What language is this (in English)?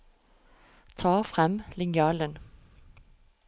Norwegian